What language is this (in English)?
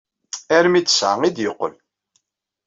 Kabyle